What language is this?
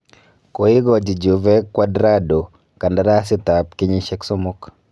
Kalenjin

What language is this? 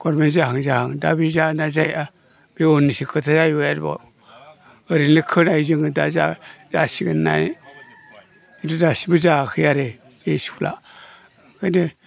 Bodo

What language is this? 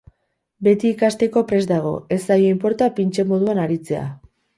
Basque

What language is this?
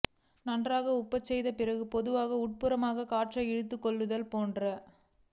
Tamil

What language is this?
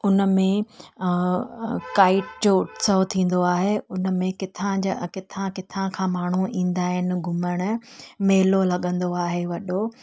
Sindhi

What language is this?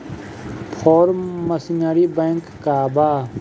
Bhojpuri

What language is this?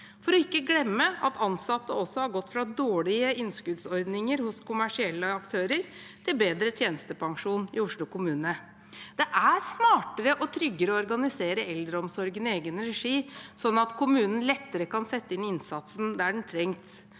Norwegian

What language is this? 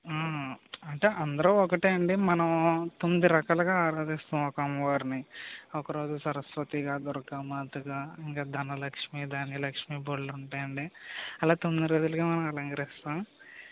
Telugu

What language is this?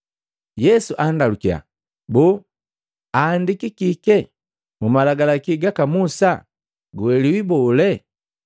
Matengo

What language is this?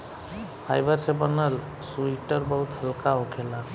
Bhojpuri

